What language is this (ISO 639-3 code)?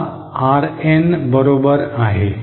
mar